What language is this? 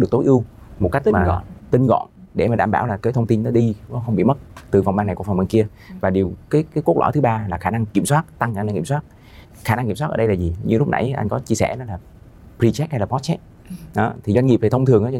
Vietnamese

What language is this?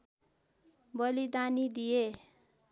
Nepali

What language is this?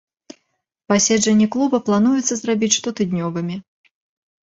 Belarusian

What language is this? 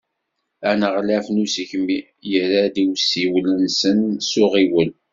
Kabyle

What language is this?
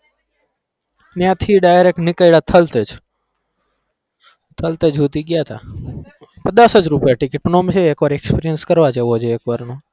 Gujarati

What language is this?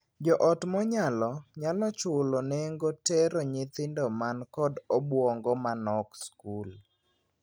Luo (Kenya and Tanzania)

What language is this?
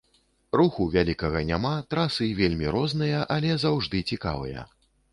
Belarusian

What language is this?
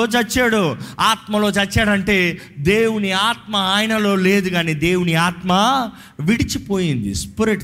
Telugu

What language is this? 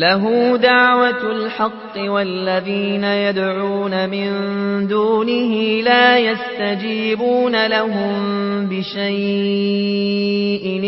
Arabic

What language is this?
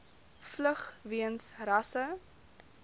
Afrikaans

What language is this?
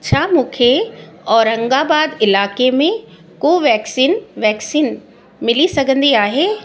Sindhi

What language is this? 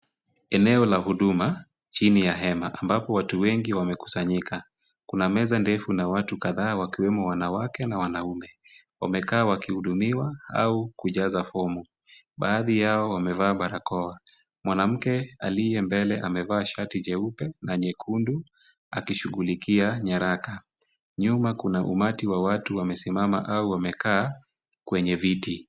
Swahili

